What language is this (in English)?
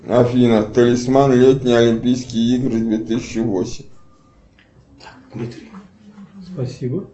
Russian